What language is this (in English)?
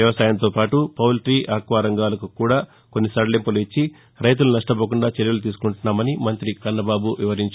Telugu